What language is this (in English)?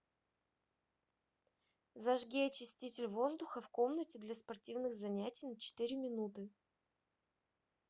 Russian